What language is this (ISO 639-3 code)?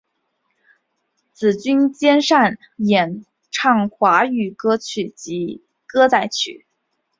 zho